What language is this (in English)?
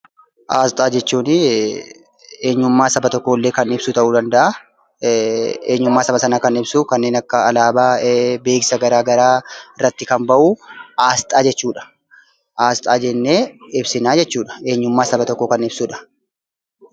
Oromo